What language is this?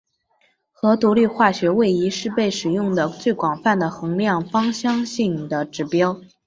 Chinese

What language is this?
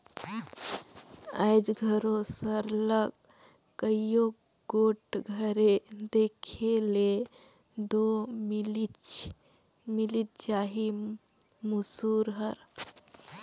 Chhattisgarhi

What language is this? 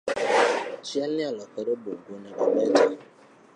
Luo (Kenya and Tanzania)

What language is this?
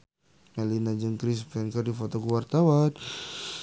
Sundanese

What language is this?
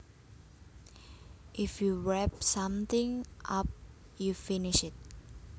Javanese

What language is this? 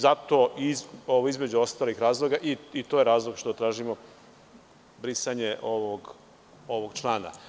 Serbian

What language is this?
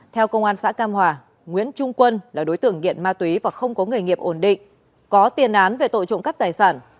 Vietnamese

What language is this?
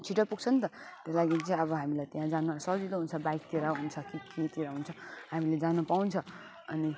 Nepali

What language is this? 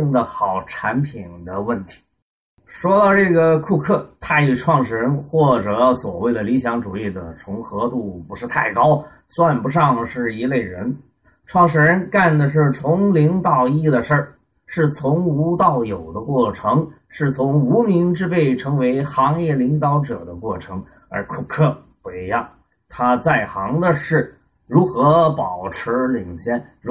Chinese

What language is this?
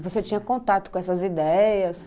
Portuguese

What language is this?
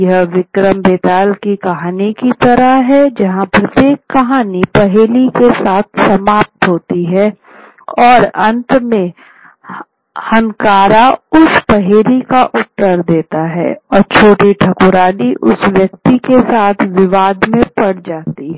Hindi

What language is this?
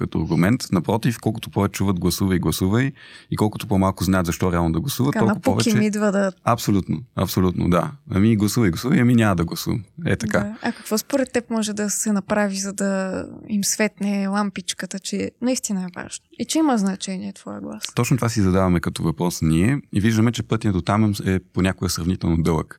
Bulgarian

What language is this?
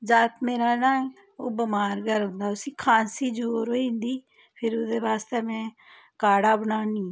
Dogri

